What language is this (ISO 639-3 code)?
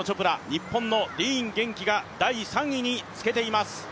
jpn